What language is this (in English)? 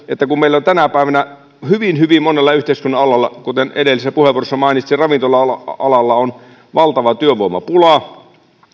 Finnish